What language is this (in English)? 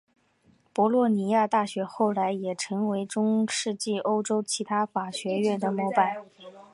Chinese